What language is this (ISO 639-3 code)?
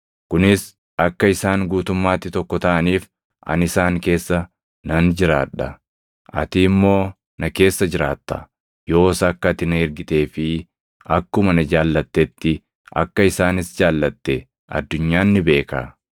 orm